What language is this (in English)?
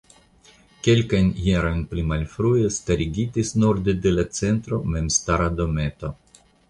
Esperanto